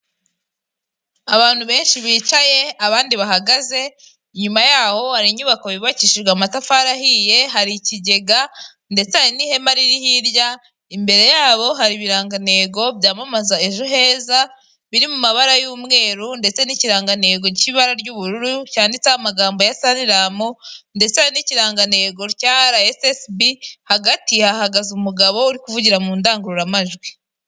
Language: Kinyarwanda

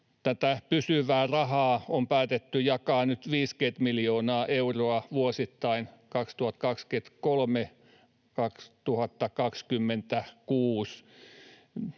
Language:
Finnish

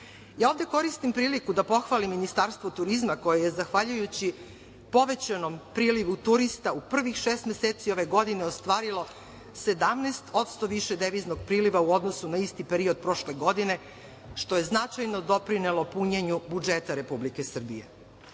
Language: Serbian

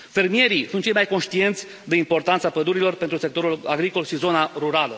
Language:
Romanian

